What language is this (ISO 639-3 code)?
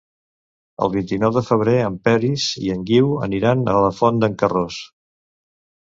cat